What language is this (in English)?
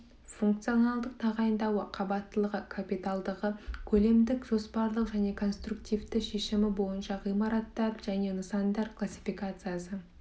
Kazakh